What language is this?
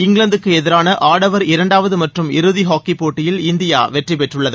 Tamil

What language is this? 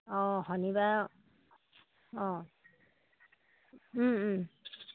Assamese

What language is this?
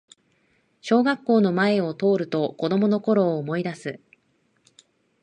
Japanese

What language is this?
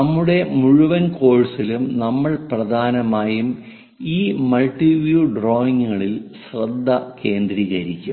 Malayalam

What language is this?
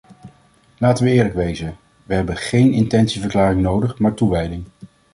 Dutch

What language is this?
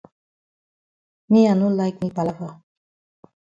Cameroon Pidgin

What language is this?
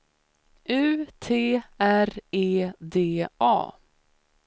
Swedish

